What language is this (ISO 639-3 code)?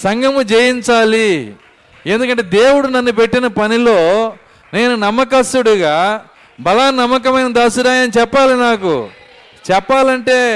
tel